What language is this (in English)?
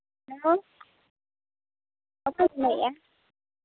Santali